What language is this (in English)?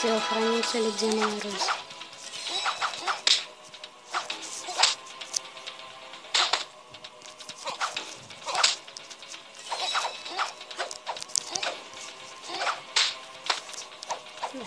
Russian